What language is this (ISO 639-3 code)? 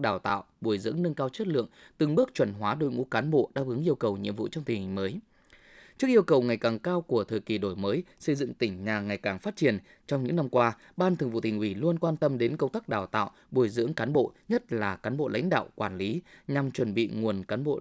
vie